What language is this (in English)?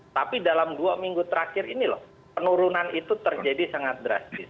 Indonesian